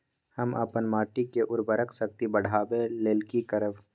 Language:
Maithili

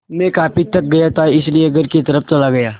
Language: Hindi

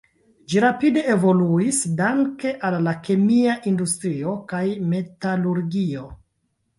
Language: Esperanto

